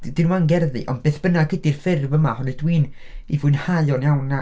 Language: Welsh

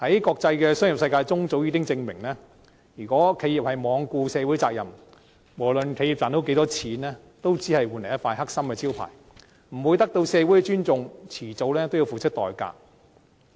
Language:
Cantonese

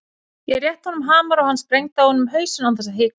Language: Icelandic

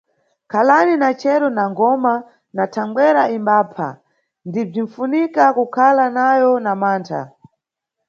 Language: Nyungwe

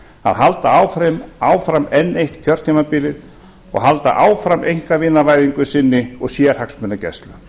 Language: Icelandic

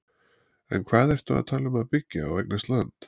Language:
Icelandic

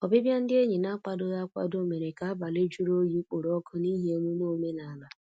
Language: Igbo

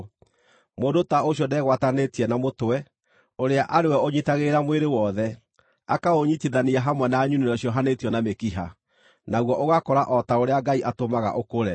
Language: Kikuyu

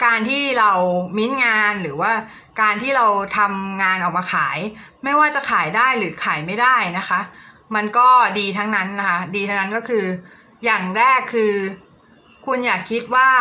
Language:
Thai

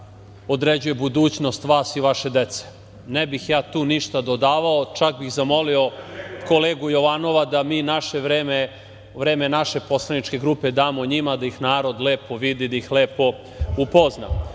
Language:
Serbian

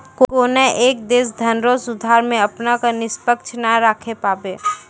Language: Maithili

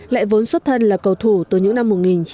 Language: Vietnamese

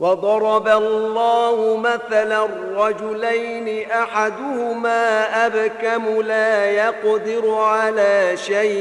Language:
Arabic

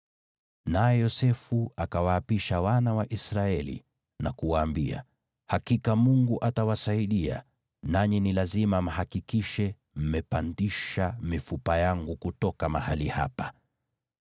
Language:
Swahili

